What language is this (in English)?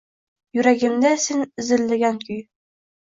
Uzbek